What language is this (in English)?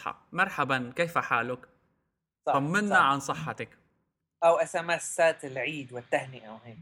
Arabic